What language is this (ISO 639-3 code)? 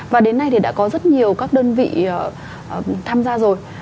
vie